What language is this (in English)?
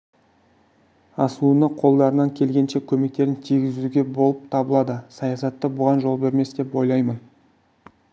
Kazakh